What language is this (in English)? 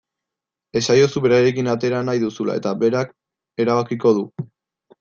Basque